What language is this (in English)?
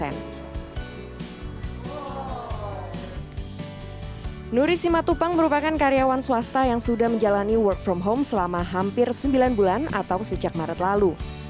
Indonesian